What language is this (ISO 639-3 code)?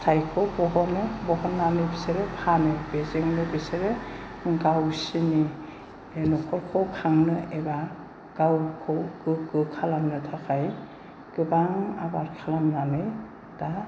brx